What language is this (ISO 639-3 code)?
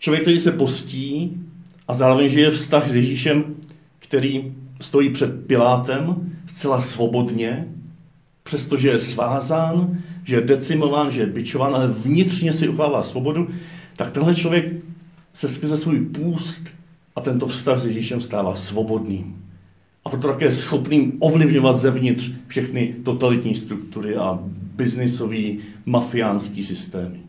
ces